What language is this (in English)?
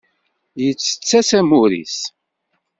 Kabyle